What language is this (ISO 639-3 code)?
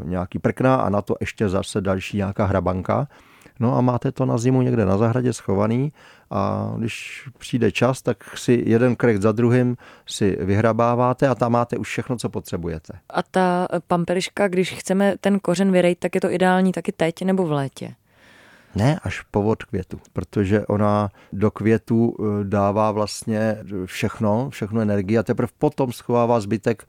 ces